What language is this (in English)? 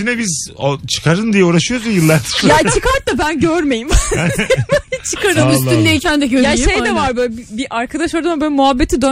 Turkish